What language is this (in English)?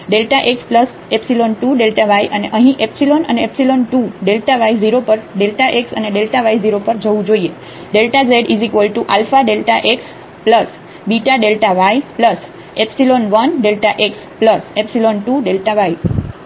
Gujarati